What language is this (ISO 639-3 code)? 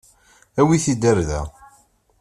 kab